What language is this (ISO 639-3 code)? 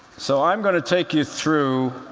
eng